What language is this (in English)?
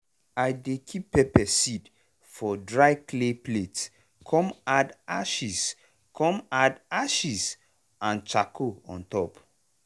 Nigerian Pidgin